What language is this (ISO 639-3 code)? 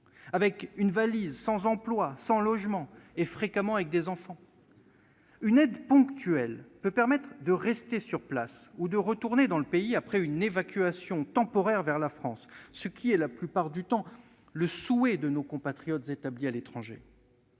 fra